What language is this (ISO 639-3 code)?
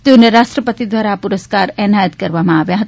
guj